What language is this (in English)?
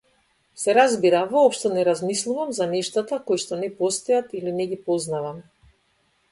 Macedonian